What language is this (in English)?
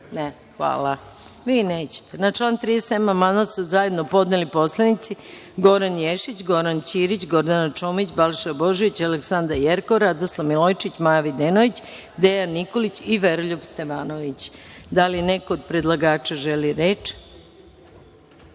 Serbian